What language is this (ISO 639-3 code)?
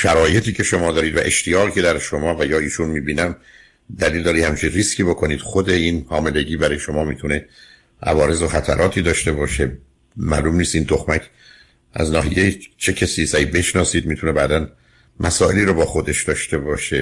fas